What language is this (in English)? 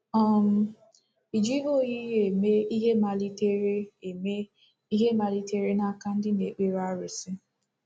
Igbo